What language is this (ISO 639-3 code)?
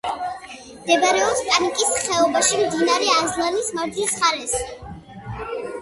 kat